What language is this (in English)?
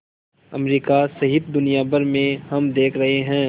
Hindi